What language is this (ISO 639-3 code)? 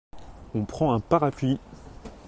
fra